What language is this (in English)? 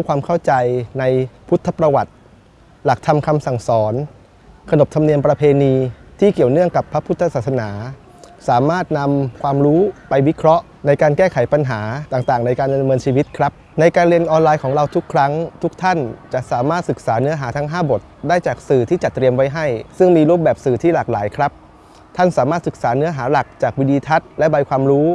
Thai